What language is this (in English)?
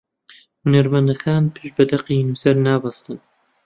Central Kurdish